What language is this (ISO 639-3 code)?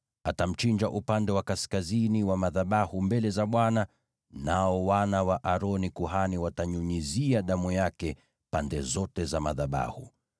swa